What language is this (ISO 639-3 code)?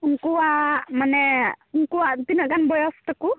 sat